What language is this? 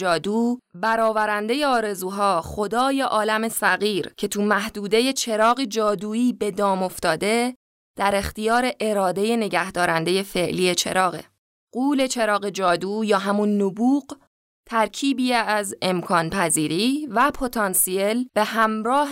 Persian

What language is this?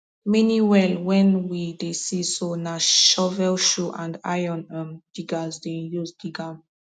Nigerian Pidgin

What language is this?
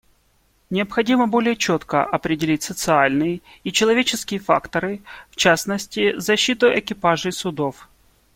Russian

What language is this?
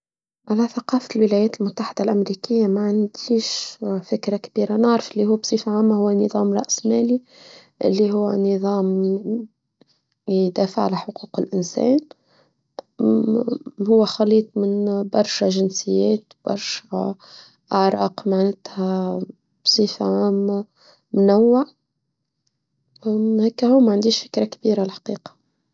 Tunisian Arabic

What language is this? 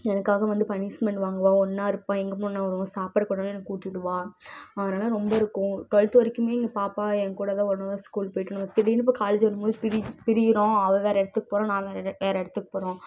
Tamil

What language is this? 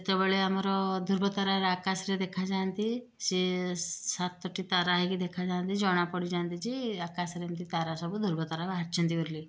Odia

